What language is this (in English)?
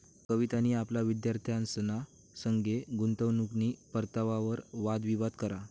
Marathi